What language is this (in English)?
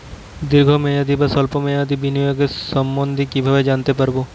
Bangla